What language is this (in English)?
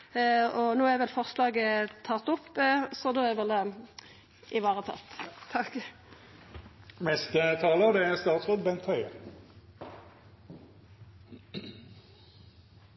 Norwegian Nynorsk